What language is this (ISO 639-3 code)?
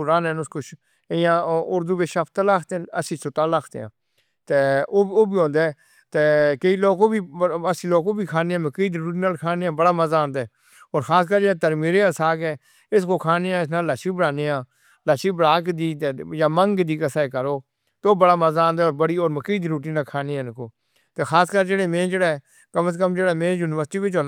hno